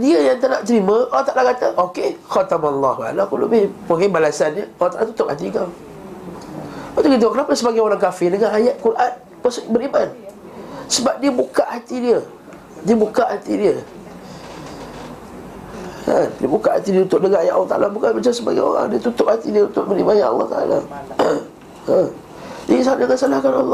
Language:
Malay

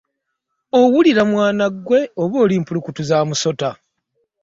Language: Ganda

